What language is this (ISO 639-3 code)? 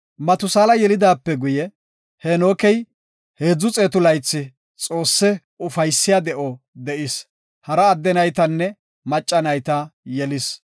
gof